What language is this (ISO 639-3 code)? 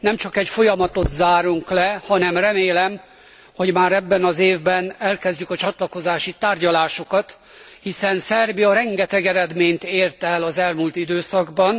hun